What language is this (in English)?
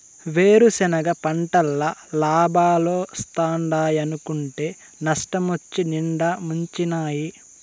Telugu